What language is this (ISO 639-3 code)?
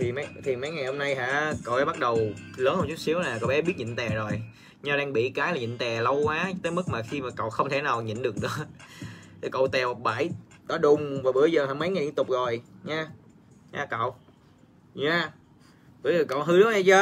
vie